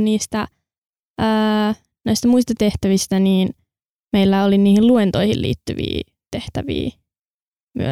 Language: Finnish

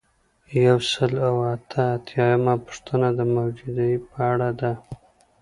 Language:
Pashto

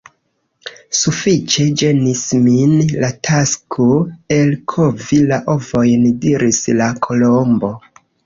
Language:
Esperanto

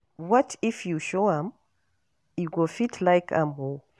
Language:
Nigerian Pidgin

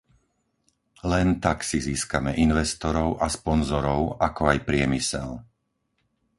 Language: Slovak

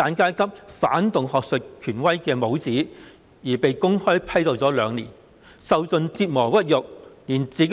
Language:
Cantonese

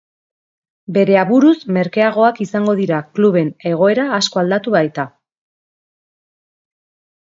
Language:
Basque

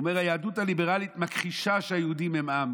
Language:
Hebrew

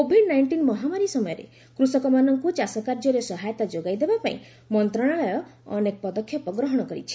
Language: Odia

